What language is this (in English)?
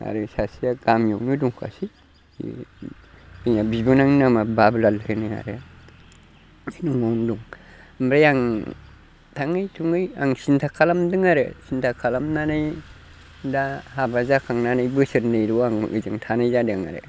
Bodo